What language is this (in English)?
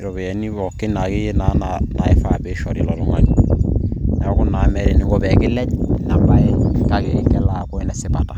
Masai